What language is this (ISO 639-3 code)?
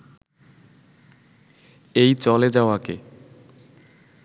ben